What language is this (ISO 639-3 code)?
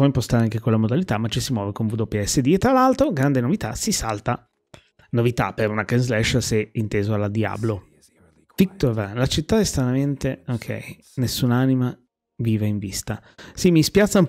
ita